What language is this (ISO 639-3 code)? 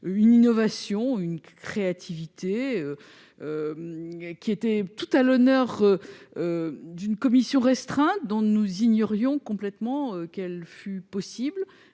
fra